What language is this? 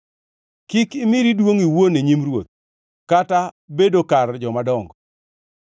Luo (Kenya and Tanzania)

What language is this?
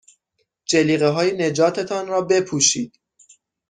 Persian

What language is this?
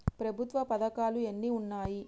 Telugu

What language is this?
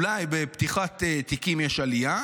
Hebrew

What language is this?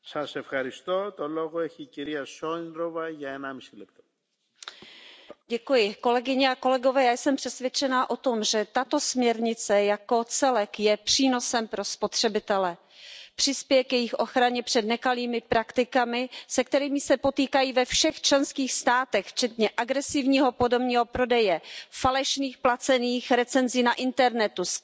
Czech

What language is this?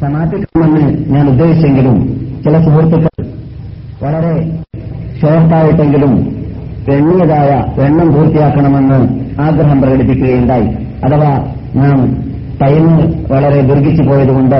Malayalam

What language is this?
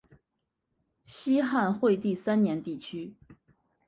Chinese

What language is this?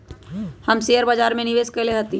Magahi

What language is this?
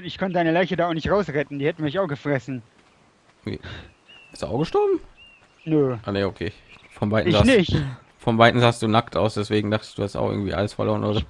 German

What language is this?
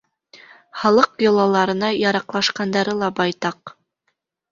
Bashkir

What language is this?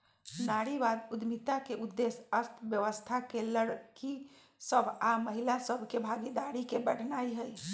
Magahi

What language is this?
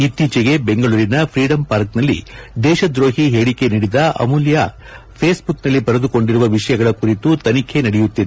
Kannada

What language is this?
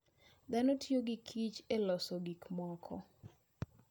Luo (Kenya and Tanzania)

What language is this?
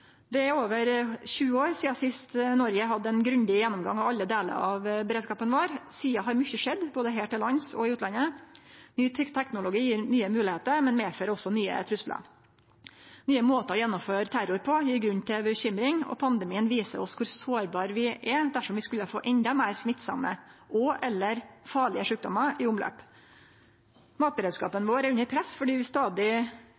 Norwegian Nynorsk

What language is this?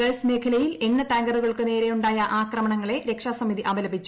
Malayalam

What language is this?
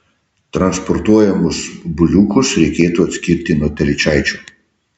Lithuanian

